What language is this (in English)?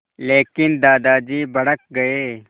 Hindi